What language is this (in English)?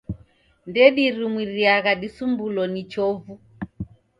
Taita